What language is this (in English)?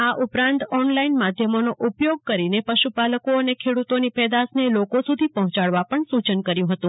Gujarati